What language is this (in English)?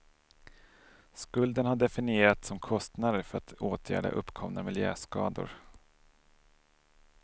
Swedish